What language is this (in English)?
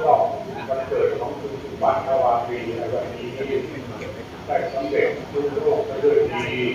Thai